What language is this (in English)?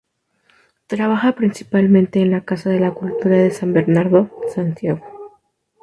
Spanish